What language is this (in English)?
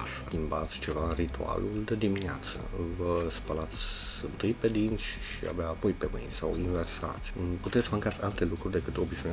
Romanian